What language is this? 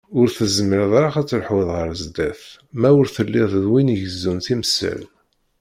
Kabyle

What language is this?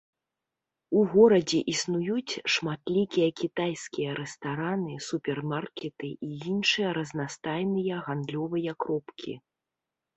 Belarusian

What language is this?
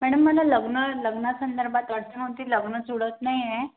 Marathi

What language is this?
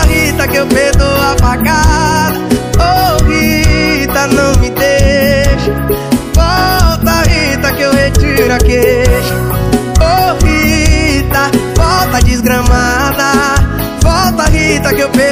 Portuguese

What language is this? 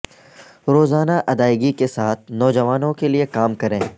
Urdu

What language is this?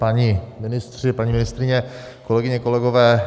Czech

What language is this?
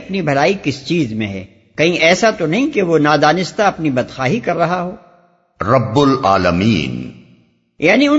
Urdu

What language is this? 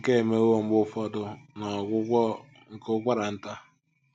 Igbo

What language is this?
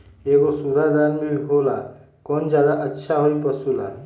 Magahi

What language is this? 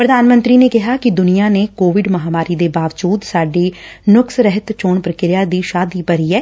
Punjabi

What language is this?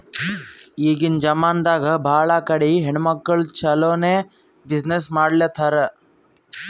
Kannada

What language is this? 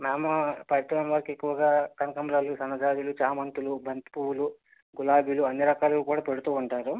Telugu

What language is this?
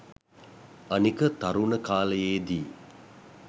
Sinhala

